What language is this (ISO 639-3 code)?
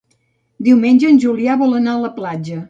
cat